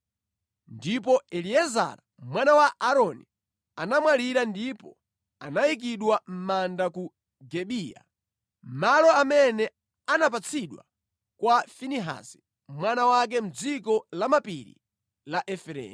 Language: Nyanja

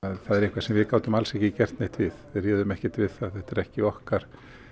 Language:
Icelandic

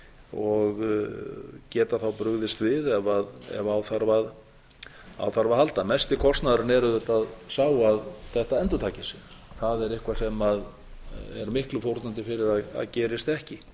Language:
Icelandic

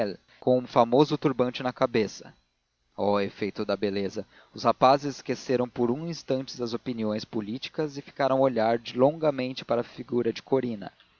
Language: Portuguese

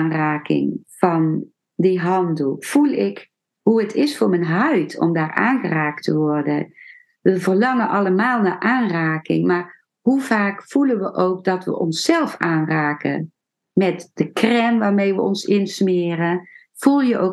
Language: Dutch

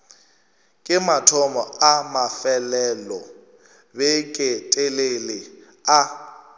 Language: Northern Sotho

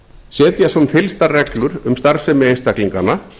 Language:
Icelandic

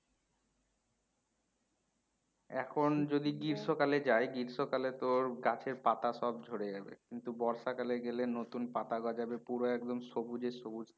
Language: Bangla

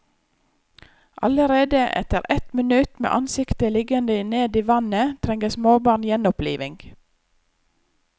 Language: Norwegian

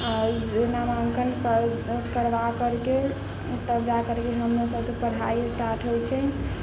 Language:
Maithili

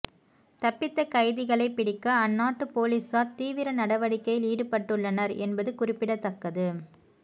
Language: Tamil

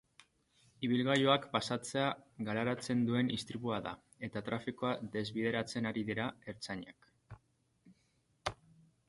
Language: Basque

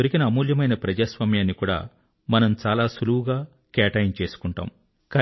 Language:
Telugu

